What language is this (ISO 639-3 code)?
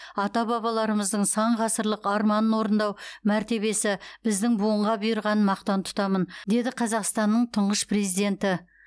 kaz